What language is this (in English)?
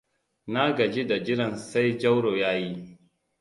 Hausa